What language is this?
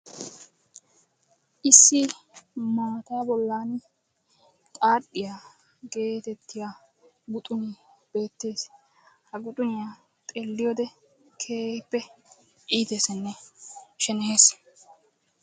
Wolaytta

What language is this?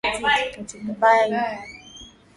Swahili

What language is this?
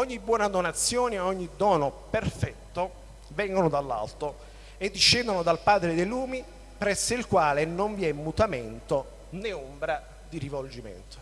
Italian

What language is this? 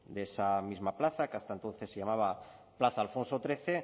Spanish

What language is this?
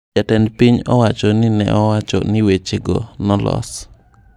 Luo (Kenya and Tanzania)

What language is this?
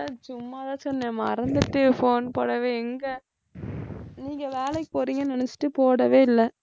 Tamil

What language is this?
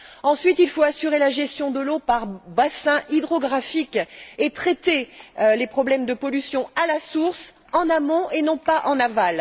French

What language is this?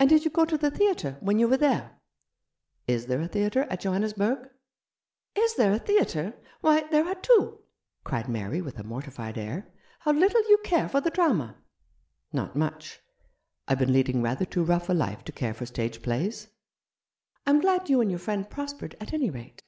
English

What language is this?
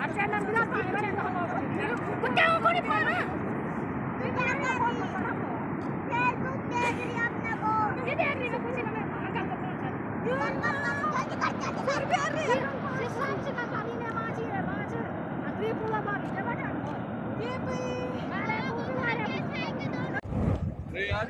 Hindi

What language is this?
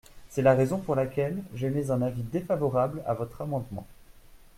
French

